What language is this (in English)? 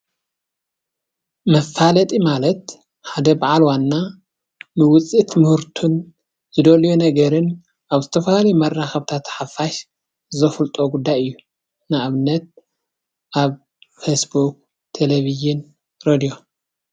Tigrinya